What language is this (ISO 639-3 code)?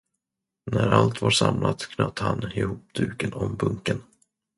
swe